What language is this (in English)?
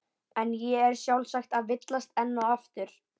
Icelandic